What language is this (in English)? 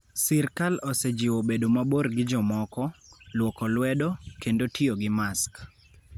Luo (Kenya and Tanzania)